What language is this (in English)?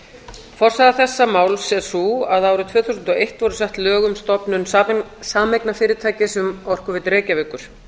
Icelandic